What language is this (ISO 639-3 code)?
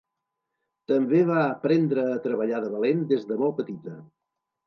cat